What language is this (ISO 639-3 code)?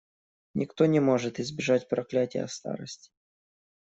rus